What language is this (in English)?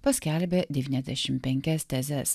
Lithuanian